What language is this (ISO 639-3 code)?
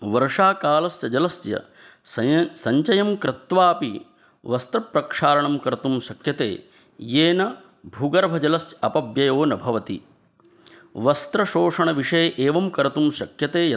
san